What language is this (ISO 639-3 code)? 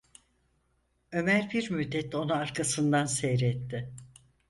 tur